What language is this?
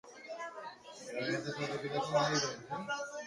Catalan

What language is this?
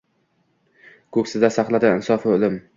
Uzbek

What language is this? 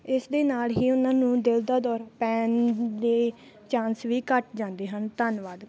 Punjabi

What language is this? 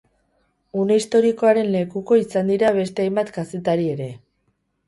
Basque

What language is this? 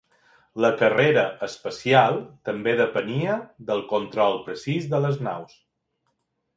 Catalan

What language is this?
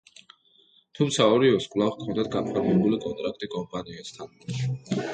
Georgian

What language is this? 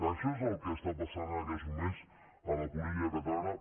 Catalan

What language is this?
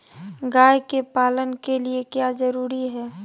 Magahi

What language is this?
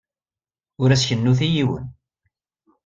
Kabyle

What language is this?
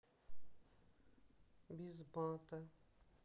Russian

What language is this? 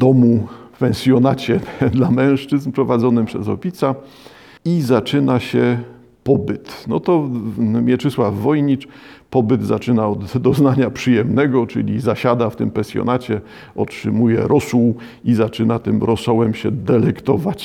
Polish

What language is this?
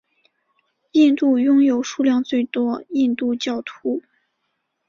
Chinese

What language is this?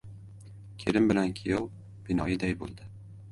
Uzbek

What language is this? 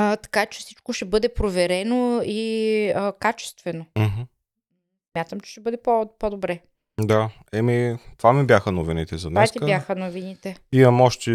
Bulgarian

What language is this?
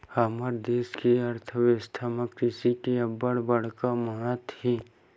Chhattisgarhi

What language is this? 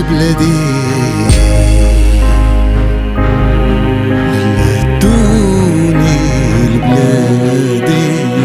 Arabic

